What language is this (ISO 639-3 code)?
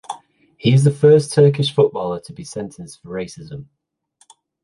eng